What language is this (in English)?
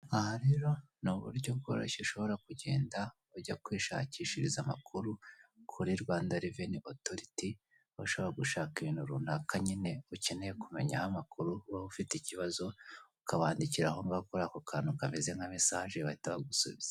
Kinyarwanda